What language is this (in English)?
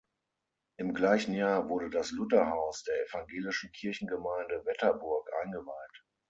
German